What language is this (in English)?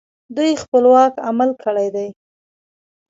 Pashto